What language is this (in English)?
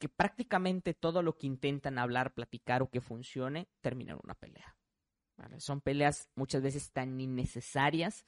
Spanish